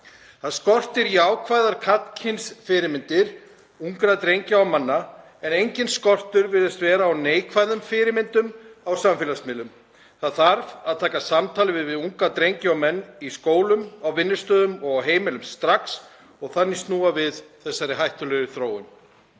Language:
Icelandic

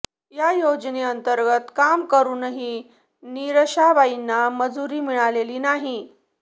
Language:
Marathi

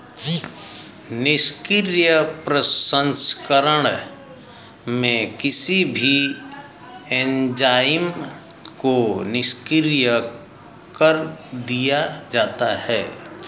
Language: Hindi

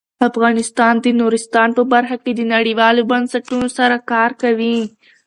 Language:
Pashto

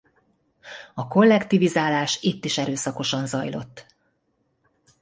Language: Hungarian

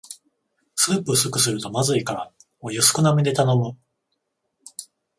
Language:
Japanese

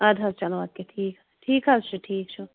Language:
Kashmiri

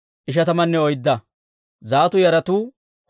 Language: Dawro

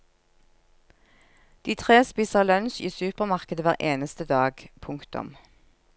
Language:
Norwegian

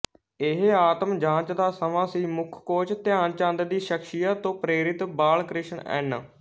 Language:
Punjabi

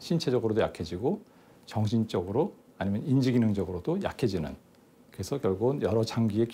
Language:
Korean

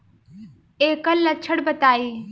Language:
Bhojpuri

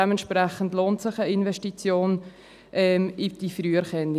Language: Swiss German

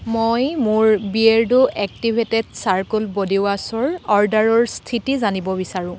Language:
Assamese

